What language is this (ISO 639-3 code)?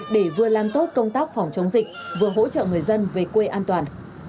vie